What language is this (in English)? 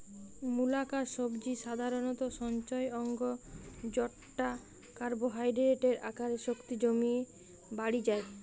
Bangla